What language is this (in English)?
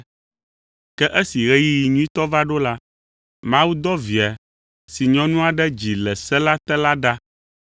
Ewe